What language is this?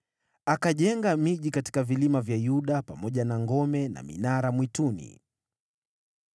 Swahili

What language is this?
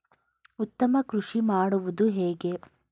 Kannada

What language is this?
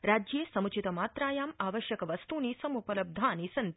Sanskrit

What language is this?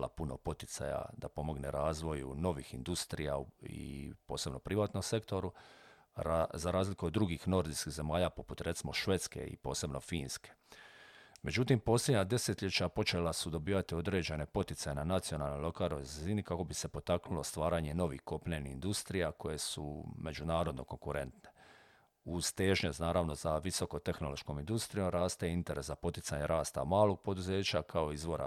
Croatian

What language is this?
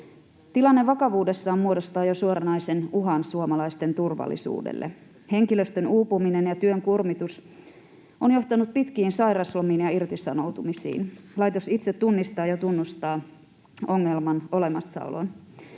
Finnish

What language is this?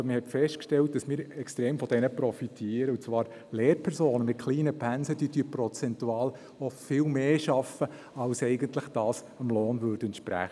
Swiss German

